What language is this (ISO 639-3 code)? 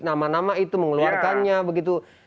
ind